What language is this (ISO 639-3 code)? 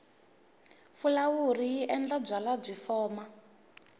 tso